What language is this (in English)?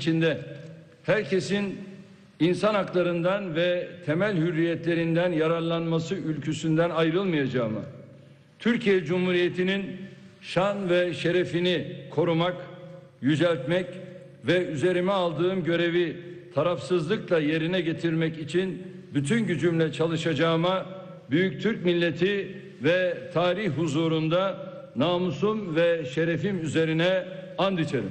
Turkish